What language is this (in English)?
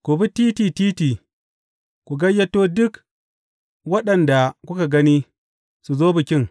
Hausa